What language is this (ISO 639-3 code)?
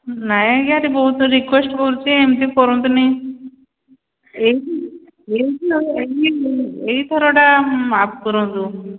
ori